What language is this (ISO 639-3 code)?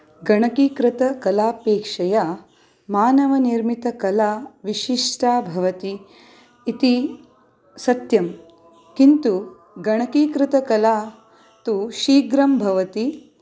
san